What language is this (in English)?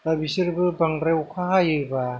Bodo